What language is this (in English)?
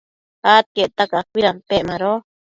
Matsés